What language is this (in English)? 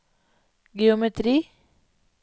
Norwegian